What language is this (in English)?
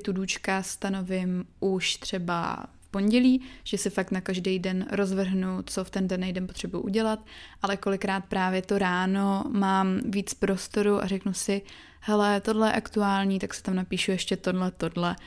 Czech